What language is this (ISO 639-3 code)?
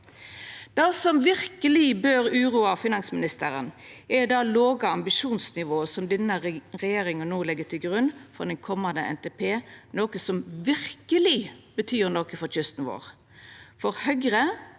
nor